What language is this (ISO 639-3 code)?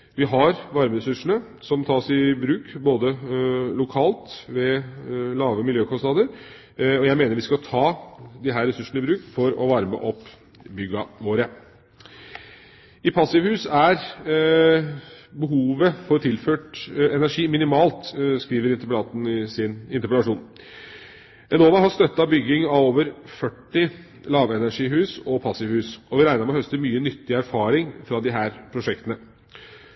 nob